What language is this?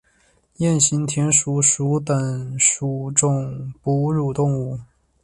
Chinese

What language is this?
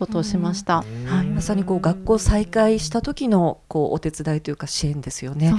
Japanese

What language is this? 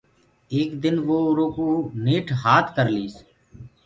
Gurgula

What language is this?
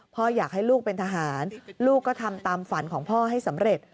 Thai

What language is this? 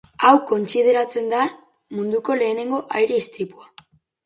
Basque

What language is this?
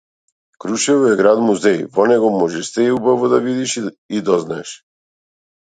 Macedonian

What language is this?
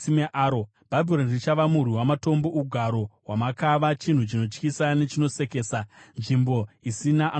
Shona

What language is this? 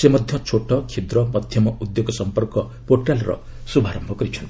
Odia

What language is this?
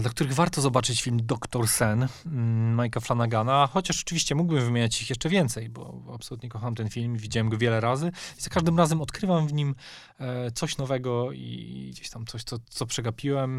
Polish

